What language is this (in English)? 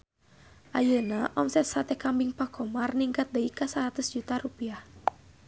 Sundanese